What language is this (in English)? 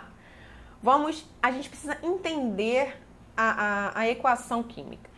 Portuguese